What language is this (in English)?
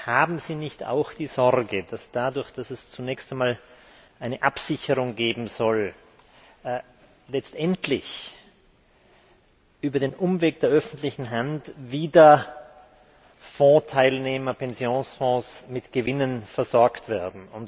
German